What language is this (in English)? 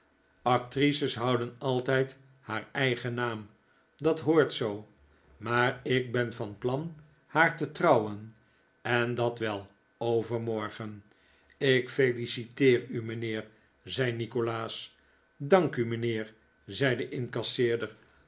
Dutch